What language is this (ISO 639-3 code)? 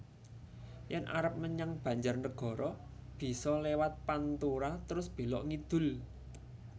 jav